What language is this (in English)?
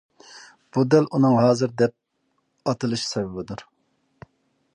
Uyghur